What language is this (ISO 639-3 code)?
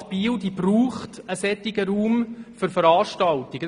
gsw